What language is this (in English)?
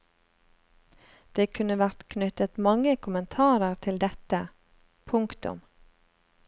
Norwegian